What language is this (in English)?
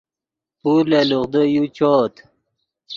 Yidgha